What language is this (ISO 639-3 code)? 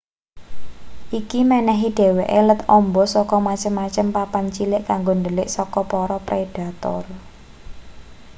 jav